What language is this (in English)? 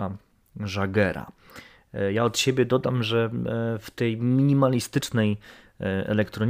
Polish